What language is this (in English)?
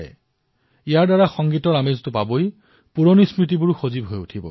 Assamese